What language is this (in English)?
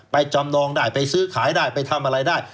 Thai